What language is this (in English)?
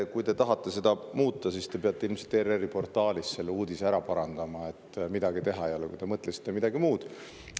Estonian